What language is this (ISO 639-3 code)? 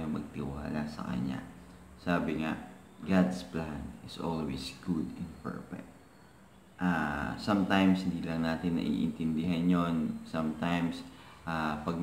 fil